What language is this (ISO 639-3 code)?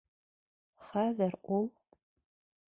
bak